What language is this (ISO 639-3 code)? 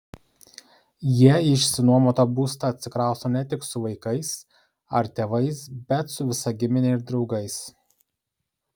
lit